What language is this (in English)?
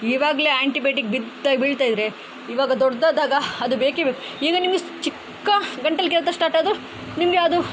Kannada